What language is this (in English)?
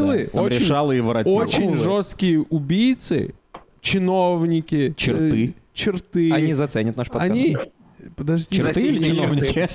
Russian